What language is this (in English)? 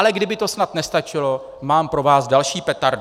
Czech